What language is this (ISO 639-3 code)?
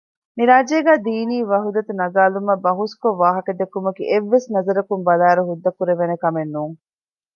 div